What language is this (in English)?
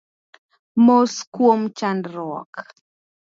Luo (Kenya and Tanzania)